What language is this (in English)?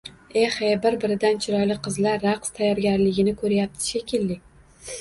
Uzbek